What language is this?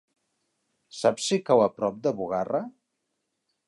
Catalan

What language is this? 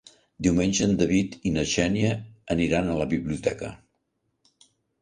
Catalan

